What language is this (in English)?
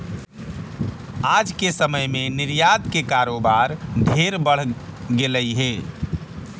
Magahi